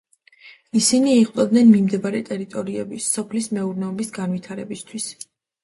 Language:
Georgian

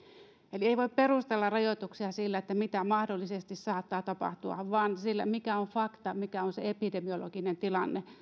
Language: Finnish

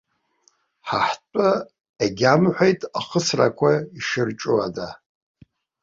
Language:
Abkhazian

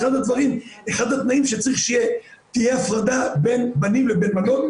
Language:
Hebrew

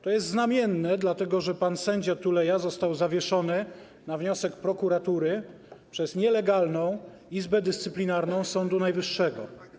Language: Polish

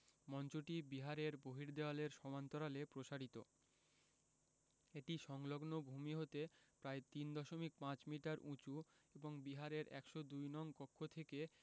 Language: Bangla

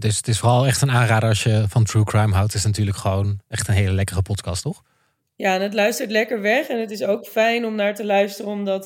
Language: Dutch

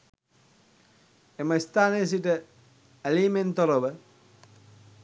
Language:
Sinhala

